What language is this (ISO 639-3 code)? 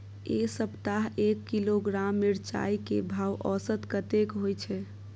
mai